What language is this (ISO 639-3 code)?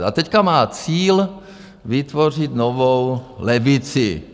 ces